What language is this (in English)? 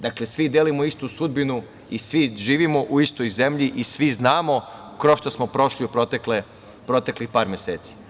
Serbian